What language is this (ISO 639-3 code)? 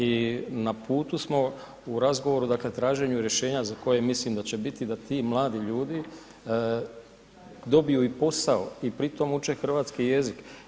hrv